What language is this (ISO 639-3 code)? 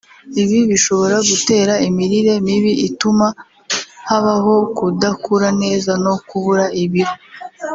kin